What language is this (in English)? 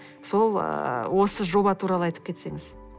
Kazakh